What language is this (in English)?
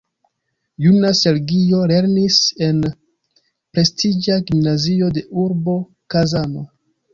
Esperanto